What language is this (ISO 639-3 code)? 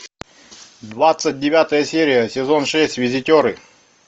rus